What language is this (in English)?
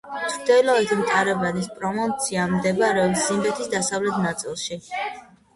Georgian